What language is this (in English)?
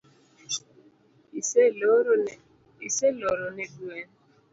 Luo (Kenya and Tanzania)